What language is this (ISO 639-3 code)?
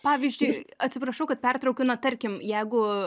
lit